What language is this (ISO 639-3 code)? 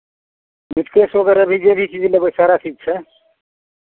mai